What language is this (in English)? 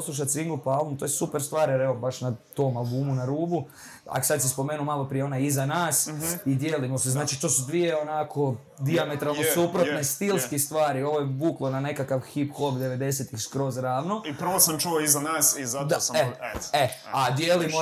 Croatian